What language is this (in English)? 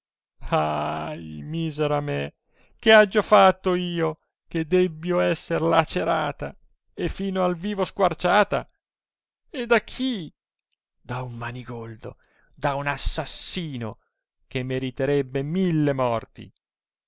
Italian